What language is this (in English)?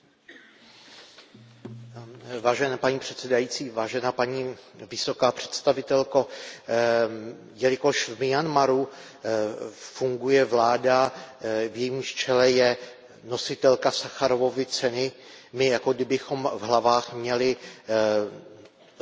Czech